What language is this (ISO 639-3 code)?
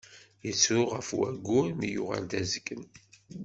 kab